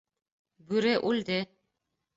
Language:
Bashkir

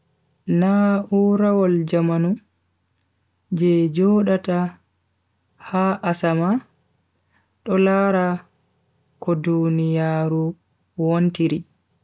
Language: Bagirmi Fulfulde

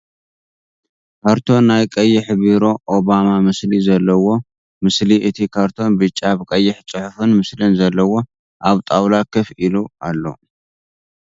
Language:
Tigrinya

